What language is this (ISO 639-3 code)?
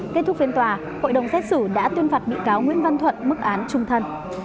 vie